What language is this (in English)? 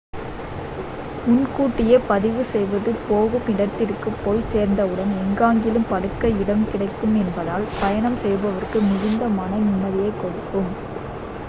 Tamil